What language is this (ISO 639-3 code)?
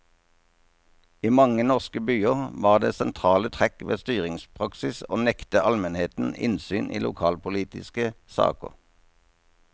nor